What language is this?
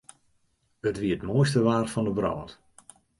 Western Frisian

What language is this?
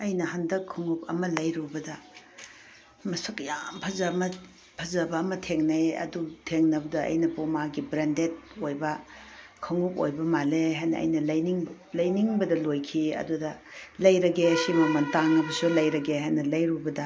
Manipuri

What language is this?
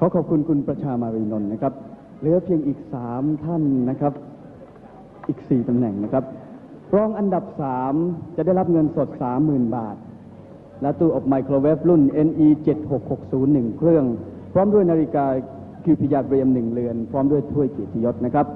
Thai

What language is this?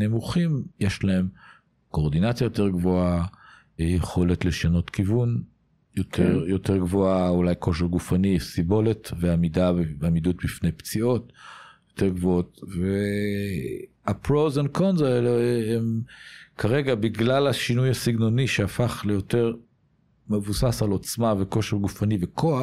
Hebrew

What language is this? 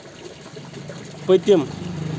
Kashmiri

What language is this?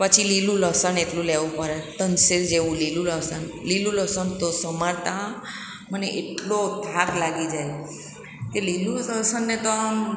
Gujarati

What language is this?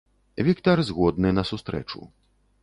Belarusian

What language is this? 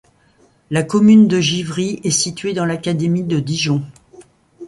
French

